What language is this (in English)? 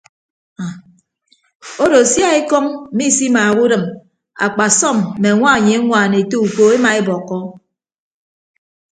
Ibibio